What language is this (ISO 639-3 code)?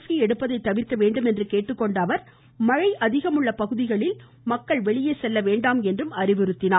tam